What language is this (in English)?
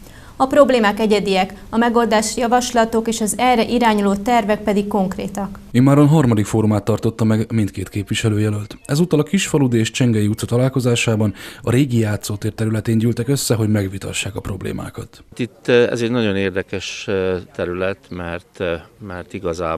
Hungarian